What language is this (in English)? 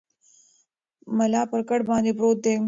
Pashto